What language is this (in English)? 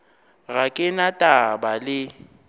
Northern Sotho